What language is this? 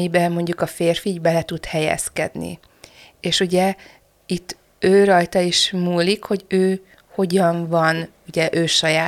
Hungarian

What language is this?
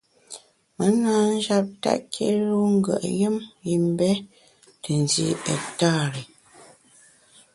Bamun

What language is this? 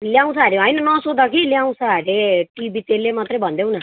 Nepali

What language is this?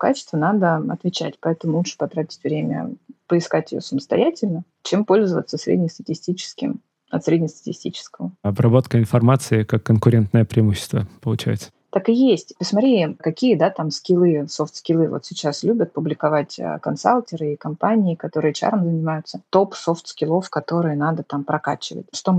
Russian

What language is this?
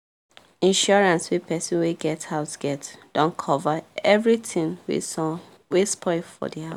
Nigerian Pidgin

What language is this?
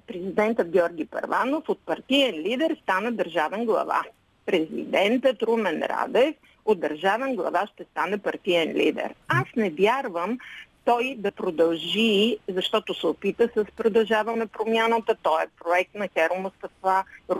Bulgarian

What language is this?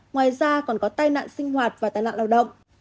Vietnamese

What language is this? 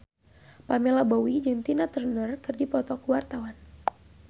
Sundanese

